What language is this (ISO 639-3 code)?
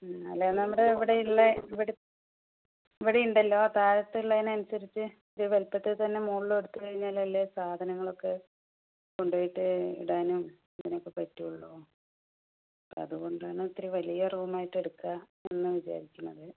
mal